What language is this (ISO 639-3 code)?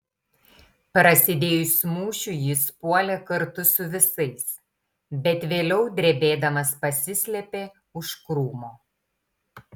lit